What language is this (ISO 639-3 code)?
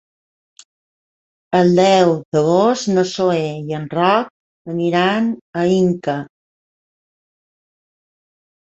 cat